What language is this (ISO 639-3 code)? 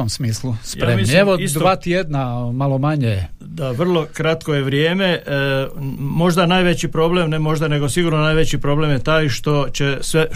hrv